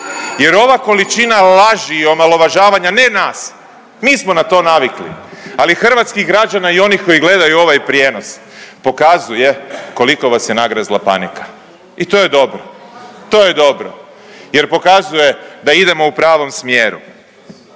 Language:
Croatian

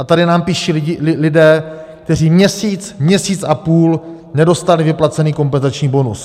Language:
Czech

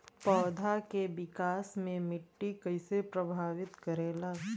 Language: Bhojpuri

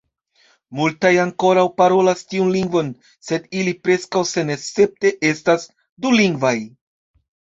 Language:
Esperanto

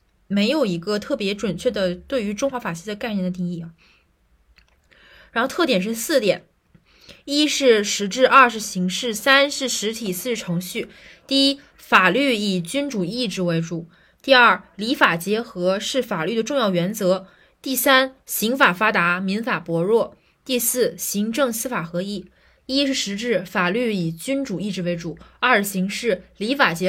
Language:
Chinese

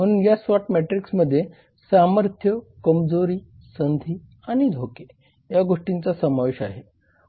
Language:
Marathi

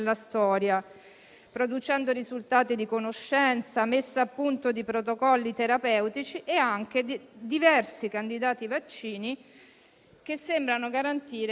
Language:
Italian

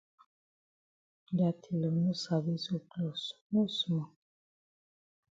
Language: Cameroon Pidgin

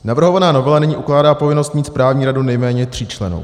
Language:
Czech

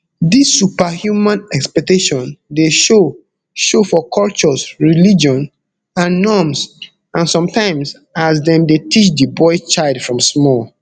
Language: Nigerian Pidgin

